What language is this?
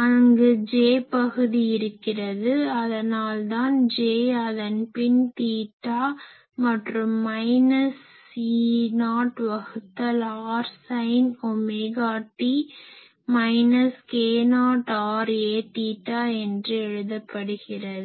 Tamil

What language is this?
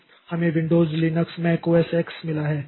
Hindi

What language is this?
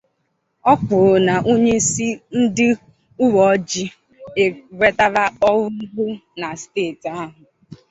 Igbo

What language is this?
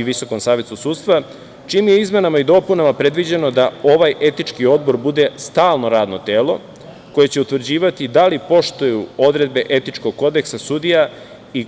Serbian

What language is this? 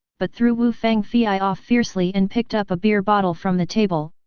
English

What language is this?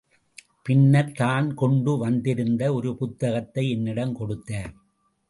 Tamil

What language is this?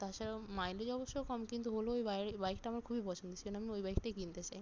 Bangla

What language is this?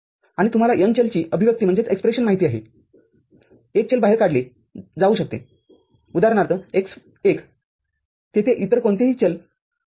Marathi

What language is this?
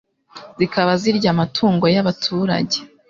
Kinyarwanda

